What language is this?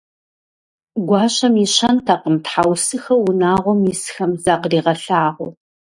Kabardian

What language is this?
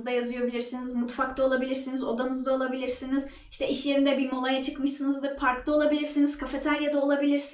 Turkish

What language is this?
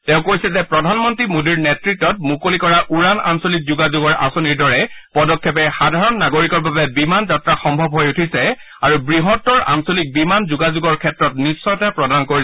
Assamese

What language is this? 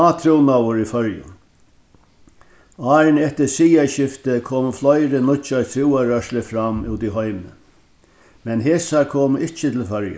Faroese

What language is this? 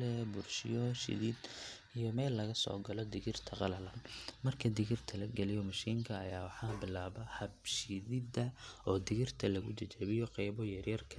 Somali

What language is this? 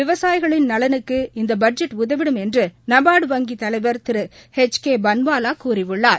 Tamil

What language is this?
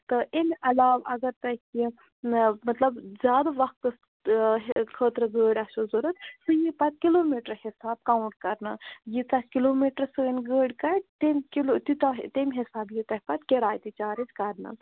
Kashmiri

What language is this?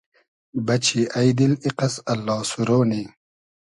Hazaragi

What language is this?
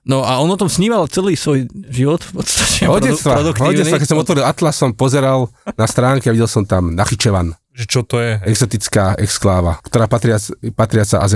Slovak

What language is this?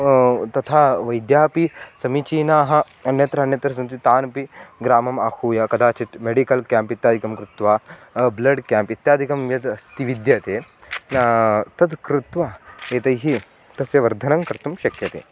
Sanskrit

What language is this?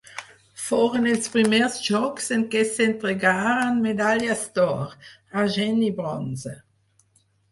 Catalan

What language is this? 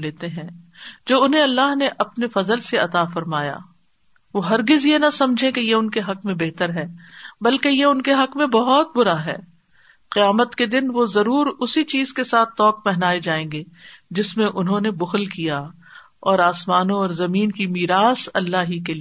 Urdu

